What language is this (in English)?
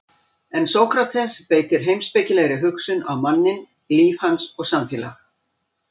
Icelandic